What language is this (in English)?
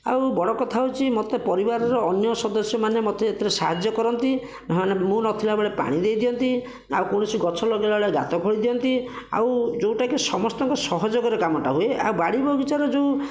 Odia